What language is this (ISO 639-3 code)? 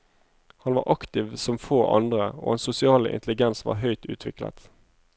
nor